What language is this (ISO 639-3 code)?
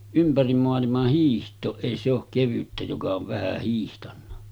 fin